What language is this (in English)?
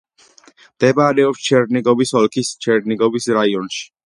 Georgian